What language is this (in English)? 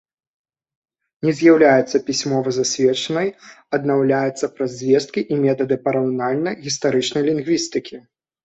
Belarusian